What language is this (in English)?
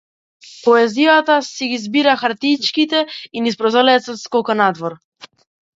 Macedonian